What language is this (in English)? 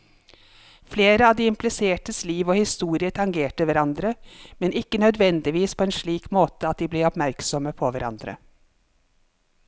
Norwegian